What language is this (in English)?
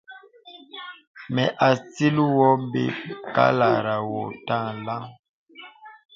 Bebele